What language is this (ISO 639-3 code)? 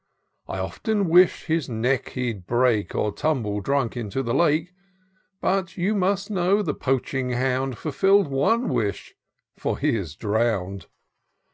eng